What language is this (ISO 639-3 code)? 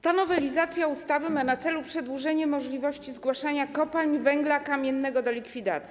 pol